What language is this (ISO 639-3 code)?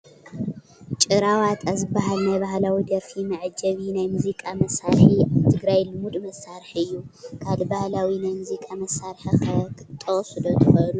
tir